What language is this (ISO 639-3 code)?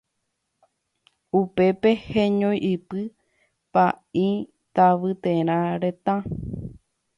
grn